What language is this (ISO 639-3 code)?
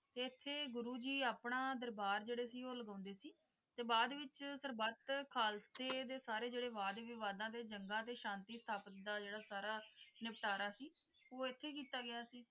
pan